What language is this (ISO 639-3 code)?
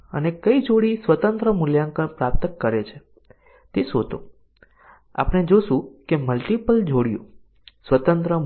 guj